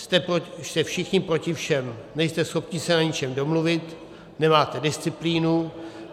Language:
Czech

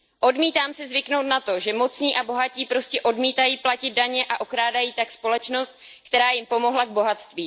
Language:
Czech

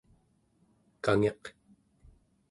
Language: Central Yupik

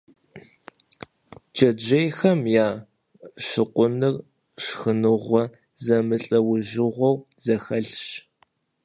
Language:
Kabardian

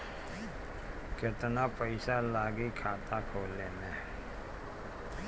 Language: Bhojpuri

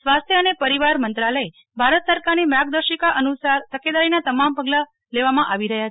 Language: Gujarati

